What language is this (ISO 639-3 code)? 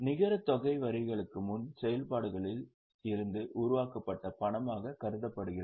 tam